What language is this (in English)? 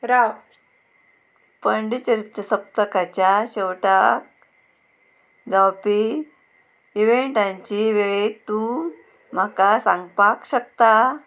Konkani